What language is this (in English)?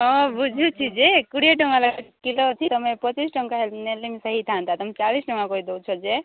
Odia